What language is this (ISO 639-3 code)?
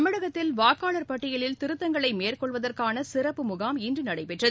tam